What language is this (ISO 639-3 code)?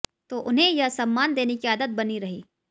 hin